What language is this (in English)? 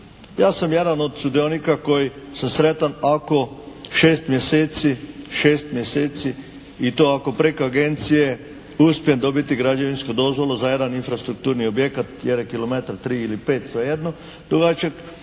Croatian